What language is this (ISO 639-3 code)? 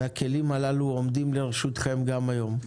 heb